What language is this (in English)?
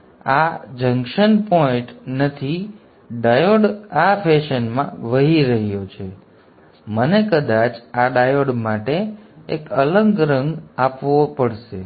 Gujarati